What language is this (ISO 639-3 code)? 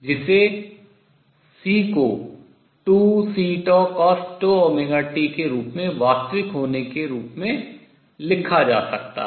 hin